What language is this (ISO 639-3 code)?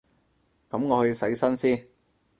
yue